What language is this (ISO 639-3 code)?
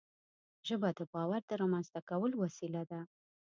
pus